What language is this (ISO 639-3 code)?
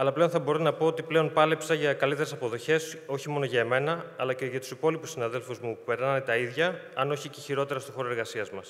ell